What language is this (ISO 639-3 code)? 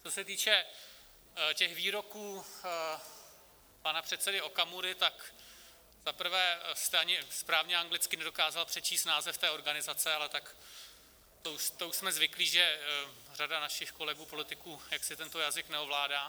ces